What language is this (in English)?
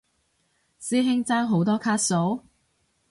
Cantonese